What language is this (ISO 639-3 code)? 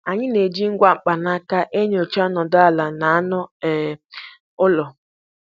ibo